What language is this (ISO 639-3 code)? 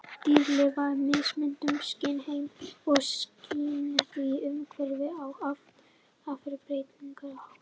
isl